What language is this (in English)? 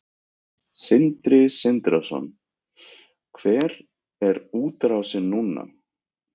Icelandic